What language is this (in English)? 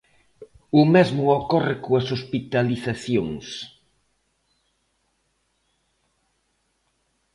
Galician